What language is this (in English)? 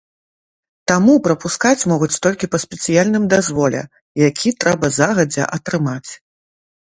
Belarusian